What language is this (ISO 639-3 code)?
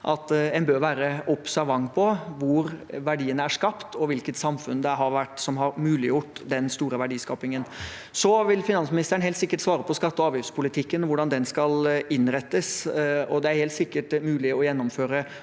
nor